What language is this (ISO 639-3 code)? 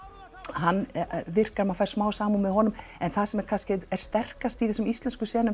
isl